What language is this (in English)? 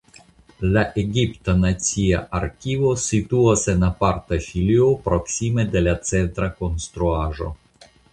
Esperanto